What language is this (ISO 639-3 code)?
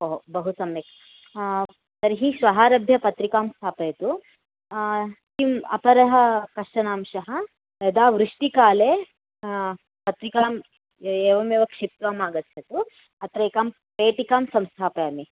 san